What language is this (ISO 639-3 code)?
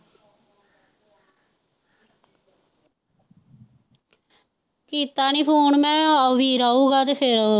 pan